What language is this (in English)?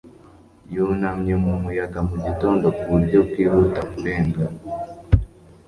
Kinyarwanda